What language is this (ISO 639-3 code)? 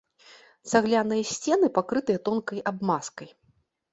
bel